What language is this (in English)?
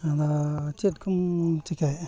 Santali